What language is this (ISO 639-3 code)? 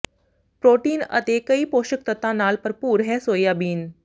pan